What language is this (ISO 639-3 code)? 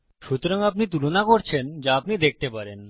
ben